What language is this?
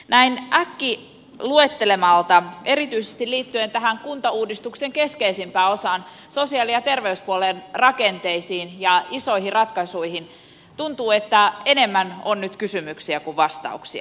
Finnish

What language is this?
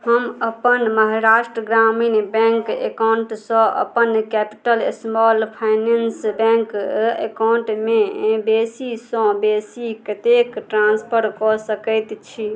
Maithili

